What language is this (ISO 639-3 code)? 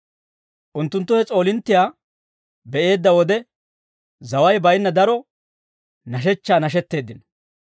dwr